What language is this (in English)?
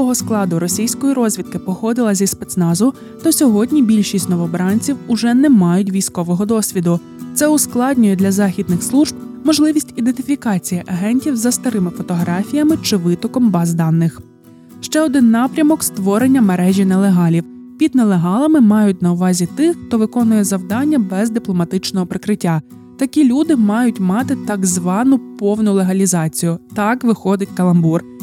Ukrainian